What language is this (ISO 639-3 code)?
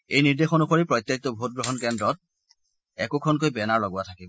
asm